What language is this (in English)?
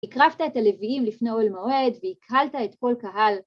Hebrew